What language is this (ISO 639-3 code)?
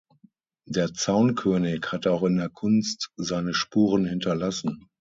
deu